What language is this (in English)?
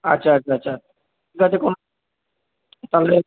Bangla